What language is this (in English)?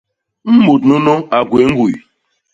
Basaa